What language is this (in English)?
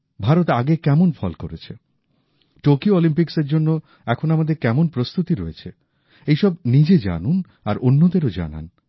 Bangla